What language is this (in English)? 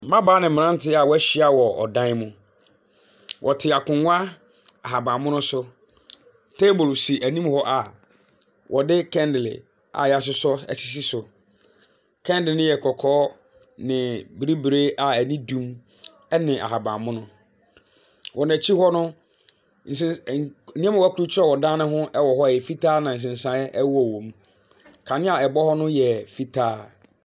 Akan